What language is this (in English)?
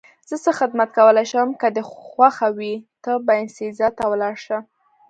Pashto